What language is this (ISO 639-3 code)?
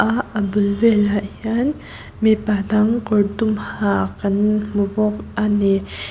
lus